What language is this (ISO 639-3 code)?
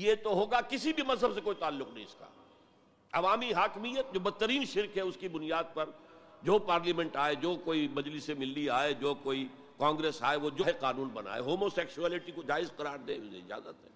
urd